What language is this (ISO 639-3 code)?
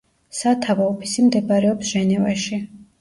kat